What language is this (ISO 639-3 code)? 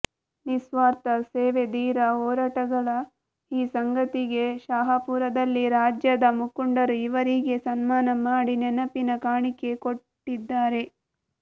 kan